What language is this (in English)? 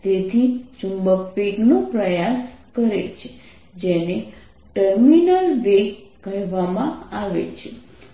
Gujarati